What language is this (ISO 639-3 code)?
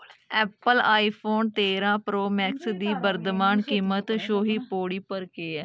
doi